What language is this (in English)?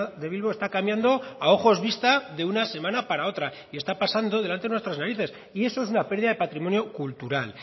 Spanish